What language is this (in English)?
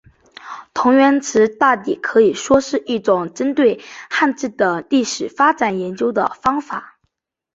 Chinese